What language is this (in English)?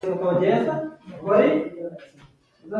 Pashto